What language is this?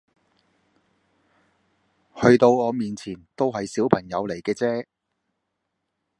Cantonese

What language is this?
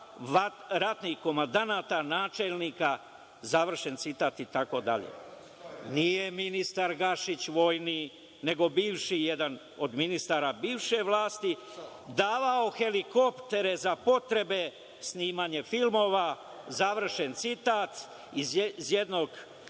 Serbian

